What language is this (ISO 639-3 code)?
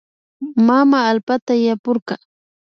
qvi